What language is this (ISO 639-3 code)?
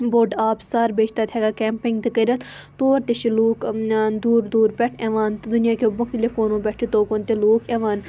kas